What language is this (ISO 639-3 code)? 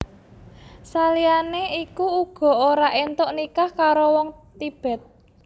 jav